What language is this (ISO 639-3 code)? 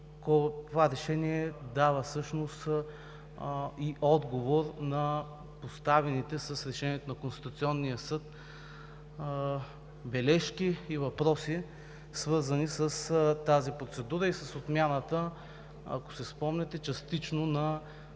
bul